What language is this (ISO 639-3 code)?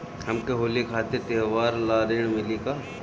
bho